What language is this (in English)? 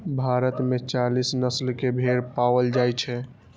Maithili